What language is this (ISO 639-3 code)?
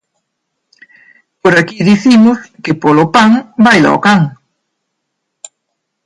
glg